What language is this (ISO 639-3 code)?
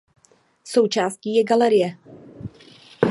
ces